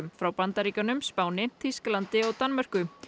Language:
Icelandic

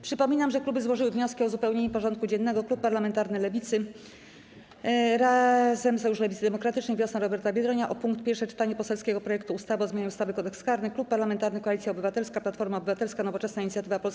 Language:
Polish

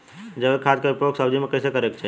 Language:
Bhojpuri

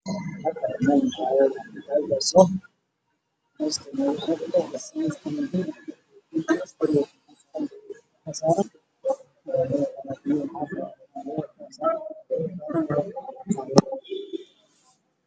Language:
Somali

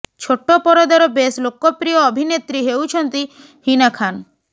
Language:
Odia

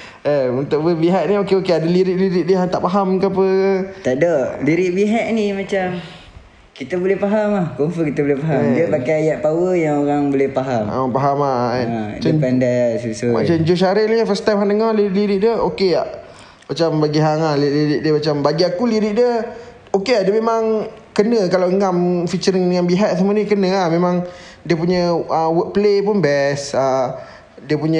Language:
Malay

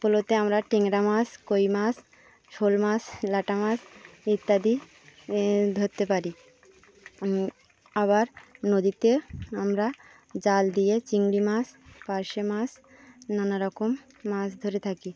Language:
Bangla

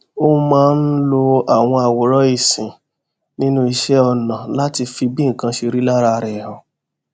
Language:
Yoruba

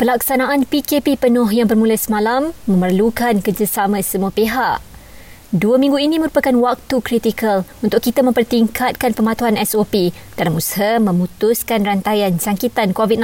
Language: Malay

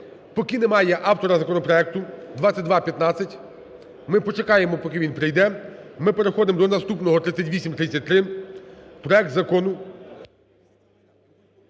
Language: Ukrainian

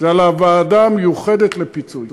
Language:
Hebrew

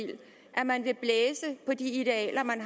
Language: Danish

